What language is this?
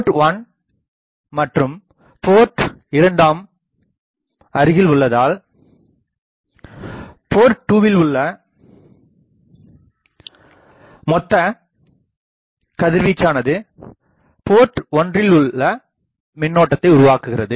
Tamil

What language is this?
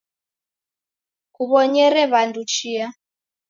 Taita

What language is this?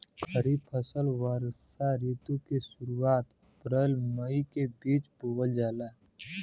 Bhojpuri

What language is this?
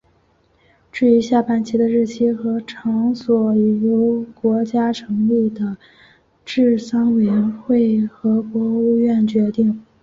Chinese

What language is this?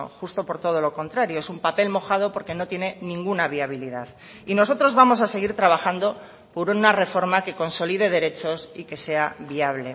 Spanish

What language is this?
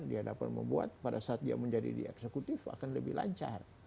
Indonesian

